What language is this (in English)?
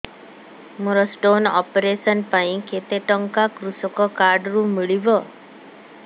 Odia